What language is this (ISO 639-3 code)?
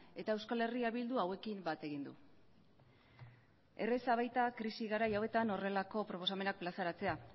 eus